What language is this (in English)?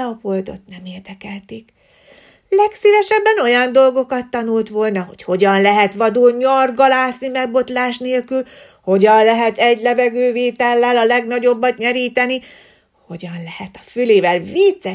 Hungarian